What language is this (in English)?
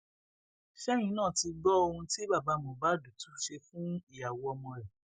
Yoruba